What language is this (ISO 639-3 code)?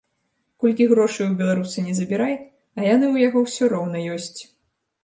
bel